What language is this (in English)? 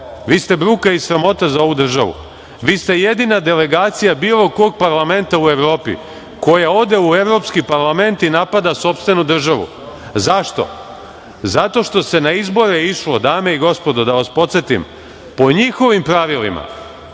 Serbian